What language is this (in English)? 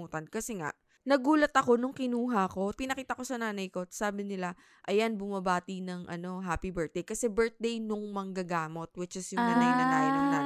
Filipino